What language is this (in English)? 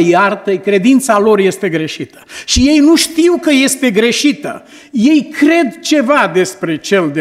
Romanian